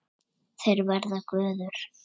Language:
Icelandic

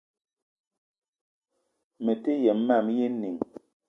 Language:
Eton (Cameroon)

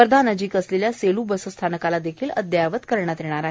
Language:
Marathi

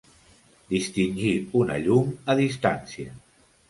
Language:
Catalan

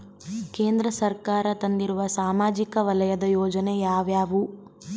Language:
Kannada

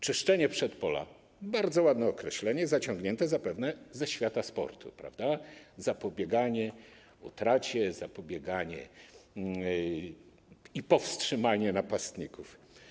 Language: Polish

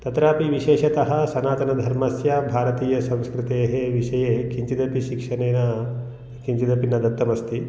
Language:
Sanskrit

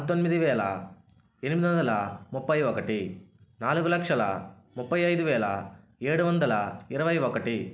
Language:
Telugu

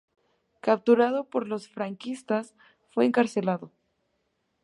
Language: Spanish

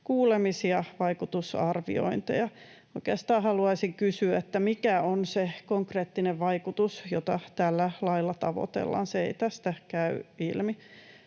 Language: Finnish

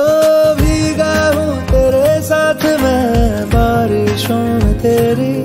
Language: Hindi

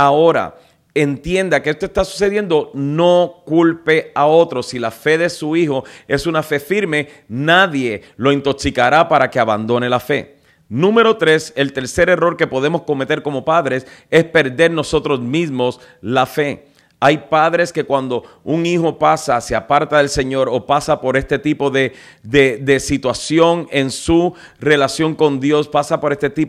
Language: Spanish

